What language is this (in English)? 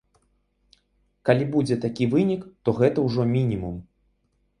Belarusian